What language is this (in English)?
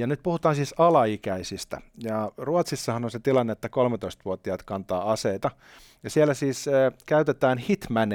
Finnish